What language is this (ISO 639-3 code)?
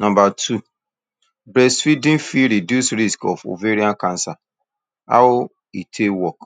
pcm